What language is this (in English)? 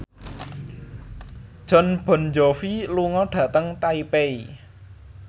Javanese